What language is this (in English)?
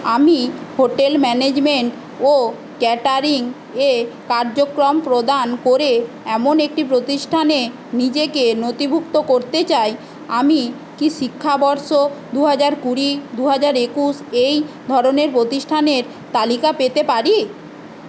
Bangla